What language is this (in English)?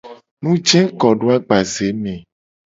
Gen